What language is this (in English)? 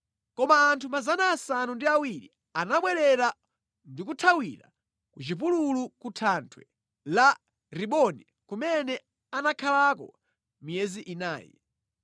Nyanja